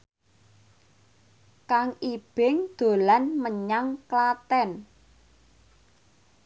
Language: Javanese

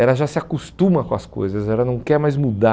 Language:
Portuguese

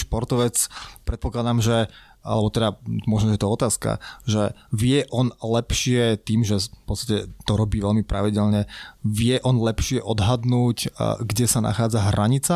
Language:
Slovak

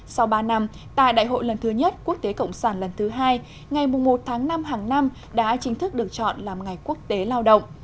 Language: Vietnamese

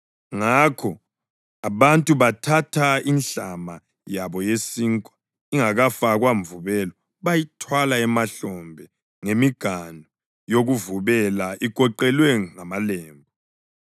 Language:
North Ndebele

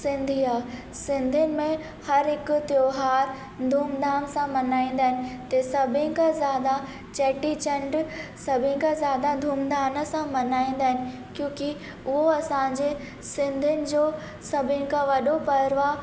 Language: Sindhi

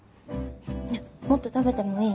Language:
Japanese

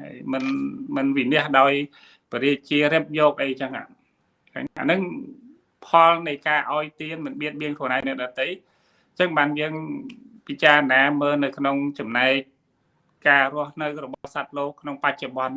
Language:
Vietnamese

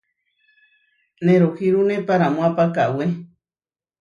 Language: Huarijio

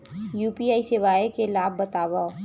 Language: Chhattisgarhi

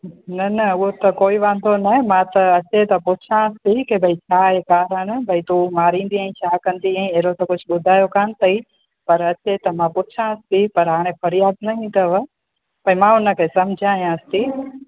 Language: Sindhi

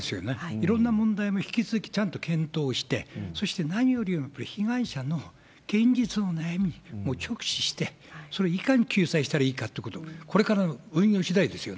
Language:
Japanese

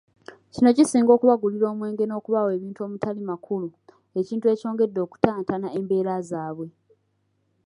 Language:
Ganda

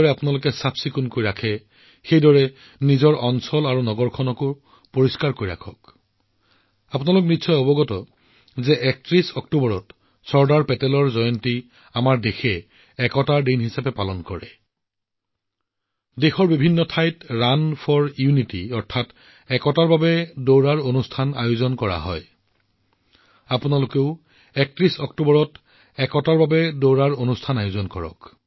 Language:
Assamese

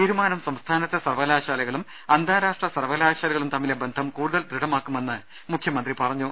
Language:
Malayalam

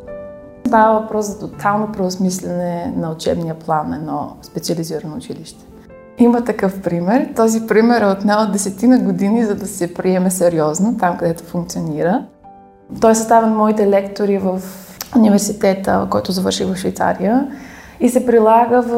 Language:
Bulgarian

